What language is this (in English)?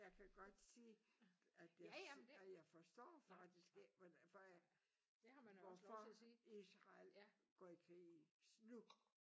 Danish